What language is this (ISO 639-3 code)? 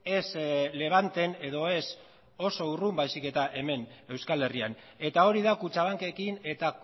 eus